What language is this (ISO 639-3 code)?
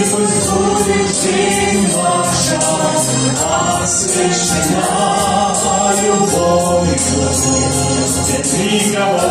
ron